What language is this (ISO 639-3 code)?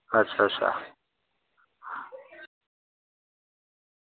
doi